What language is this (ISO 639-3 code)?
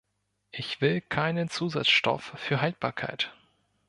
deu